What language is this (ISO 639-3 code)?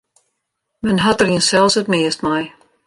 fry